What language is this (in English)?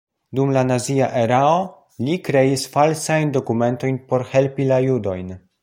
Esperanto